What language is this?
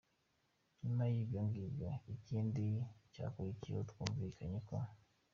Kinyarwanda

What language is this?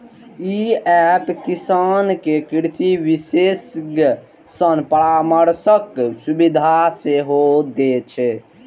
Maithili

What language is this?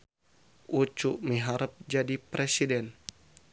Sundanese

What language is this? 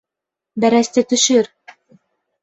Bashkir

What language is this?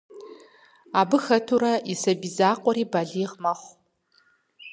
Kabardian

